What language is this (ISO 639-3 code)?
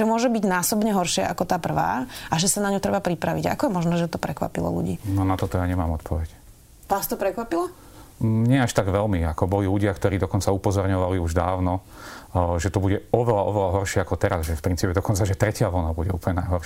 slk